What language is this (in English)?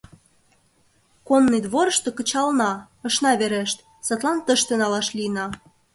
Mari